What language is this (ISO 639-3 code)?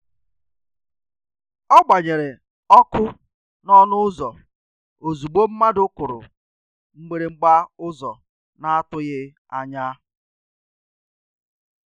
ibo